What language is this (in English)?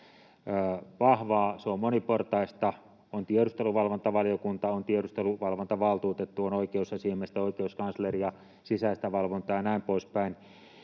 Finnish